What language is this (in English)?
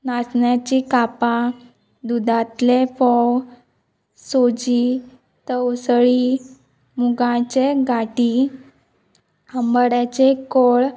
Konkani